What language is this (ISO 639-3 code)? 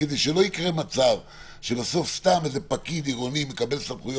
heb